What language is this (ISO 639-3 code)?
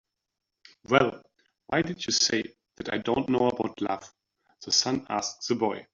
eng